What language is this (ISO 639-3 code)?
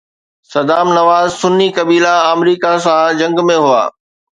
snd